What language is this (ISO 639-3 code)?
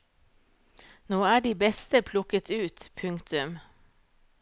nor